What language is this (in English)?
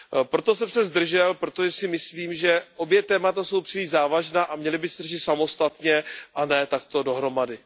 Czech